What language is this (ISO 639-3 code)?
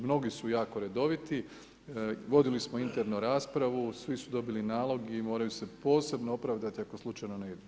hrv